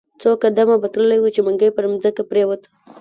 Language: Pashto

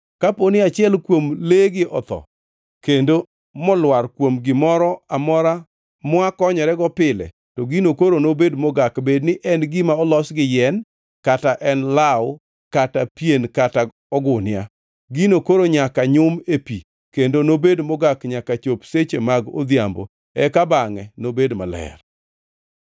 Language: Luo (Kenya and Tanzania)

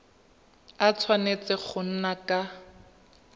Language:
Tswana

